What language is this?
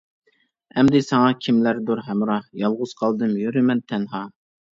Uyghur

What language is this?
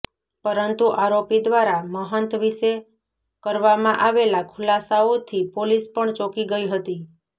Gujarati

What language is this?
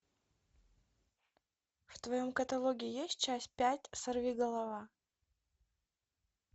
Russian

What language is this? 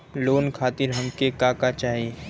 Bhojpuri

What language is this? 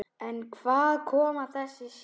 Icelandic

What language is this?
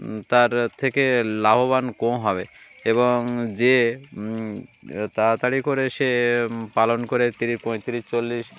Bangla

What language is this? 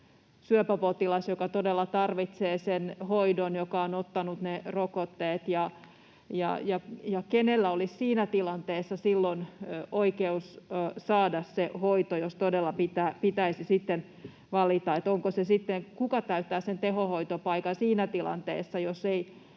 Finnish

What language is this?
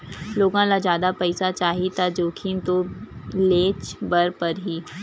Chhattisgarhi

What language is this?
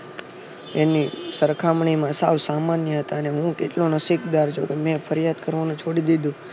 Gujarati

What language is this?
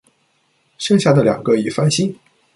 Chinese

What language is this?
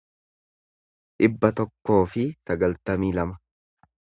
Oromo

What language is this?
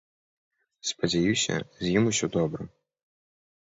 Belarusian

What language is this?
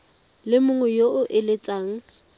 Tswana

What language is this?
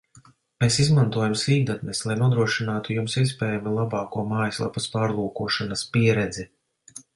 Latvian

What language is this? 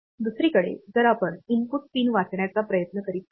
Marathi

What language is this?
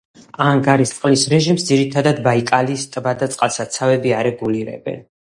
Georgian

